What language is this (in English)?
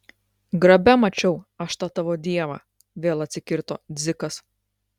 Lithuanian